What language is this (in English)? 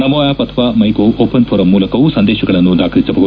Kannada